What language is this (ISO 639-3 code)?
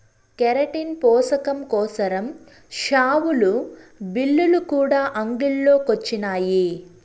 tel